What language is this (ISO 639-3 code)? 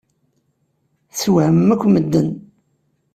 kab